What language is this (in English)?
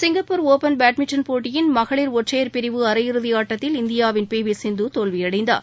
Tamil